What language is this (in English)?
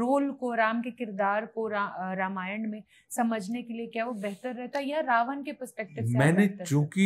Hindi